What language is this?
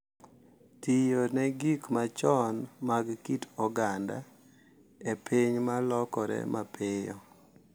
Luo (Kenya and Tanzania)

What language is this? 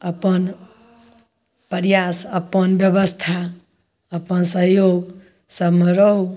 Maithili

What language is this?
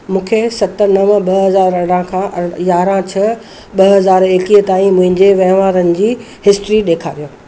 Sindhi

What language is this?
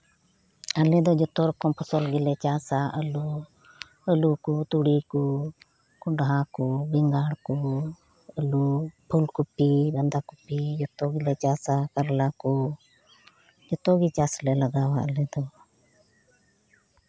Santali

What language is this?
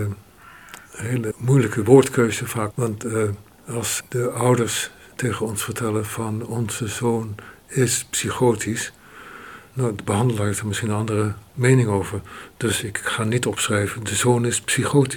Dutch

